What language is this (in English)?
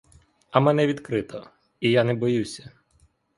Ukrainian